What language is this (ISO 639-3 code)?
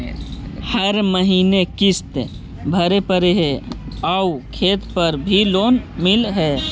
mag